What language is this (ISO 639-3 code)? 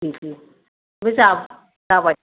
brx